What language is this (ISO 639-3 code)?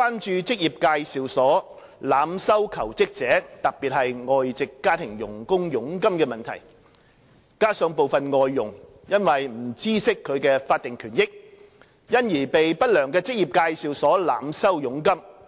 yue